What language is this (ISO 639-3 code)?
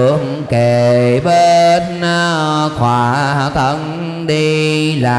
vie